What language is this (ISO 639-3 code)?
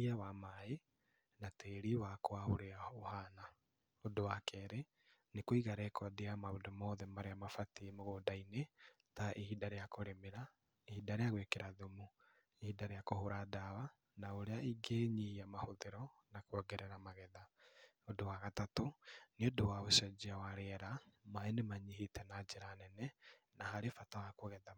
kik